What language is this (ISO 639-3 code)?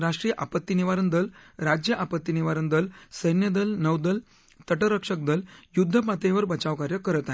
mar